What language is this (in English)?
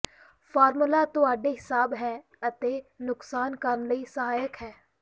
Punjabi